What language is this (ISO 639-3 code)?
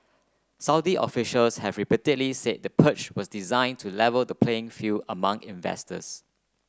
eng